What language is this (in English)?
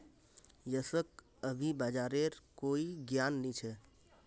Magahi